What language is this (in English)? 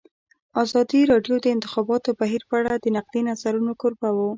Pashto